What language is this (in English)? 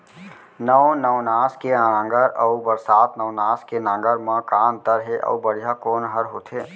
Chhattisgarhi